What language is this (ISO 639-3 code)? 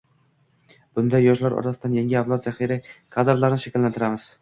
uzb